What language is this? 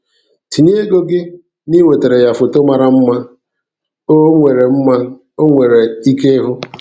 Igbo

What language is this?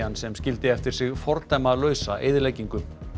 Icelandic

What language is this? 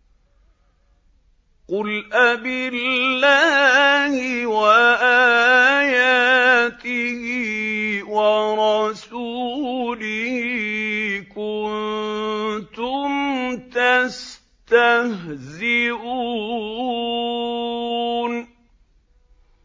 Arabic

